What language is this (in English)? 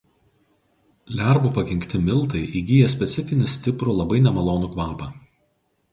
Lithuanian